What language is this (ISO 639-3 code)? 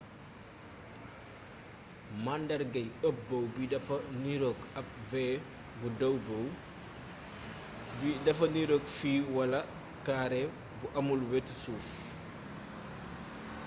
wol